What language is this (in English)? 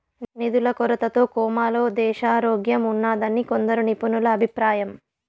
Telugu